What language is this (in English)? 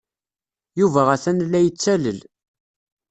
Kabyle